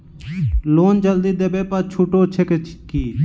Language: Maithili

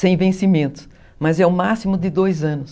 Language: Portuguese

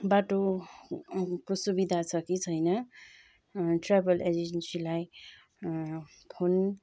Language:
Nepali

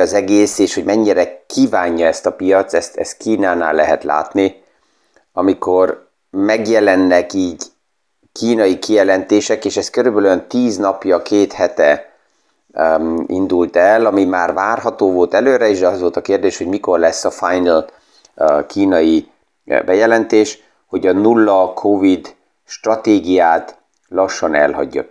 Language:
Hungarian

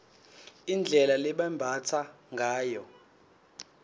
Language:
Swati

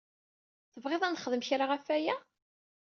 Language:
Kabyle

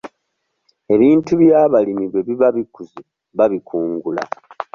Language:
Ganda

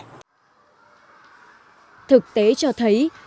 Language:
Vietnamese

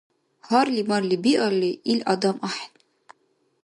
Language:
Dargwa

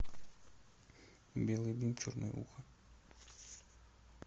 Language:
Russian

